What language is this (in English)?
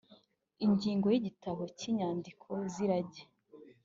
Kinyarwanda